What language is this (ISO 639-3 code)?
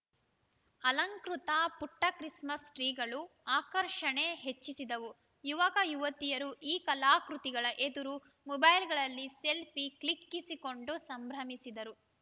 kan